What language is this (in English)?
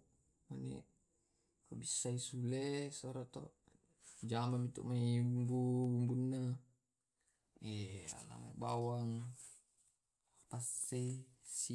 Tae'